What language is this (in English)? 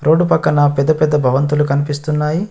Telugu